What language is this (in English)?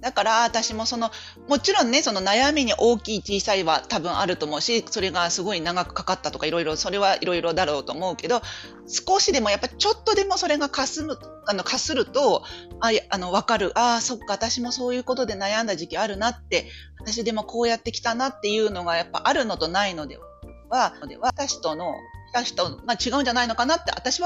Japanese